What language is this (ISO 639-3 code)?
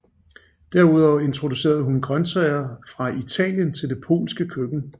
dan